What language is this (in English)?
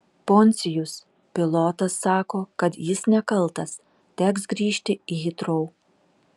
Lithuanian